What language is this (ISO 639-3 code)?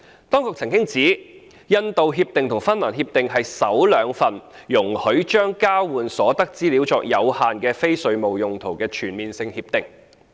yue